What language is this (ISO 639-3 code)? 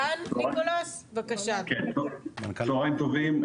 heb